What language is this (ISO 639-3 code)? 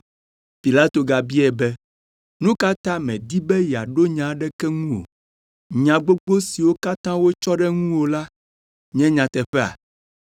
ewe